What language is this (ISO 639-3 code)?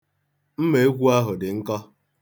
ibo